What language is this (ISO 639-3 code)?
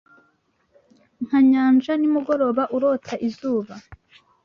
kin